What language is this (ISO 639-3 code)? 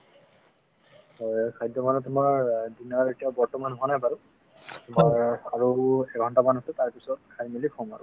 asm